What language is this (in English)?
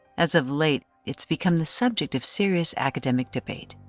English